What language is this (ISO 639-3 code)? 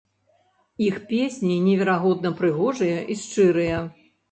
bel